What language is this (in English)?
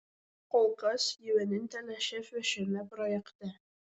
Lithuanian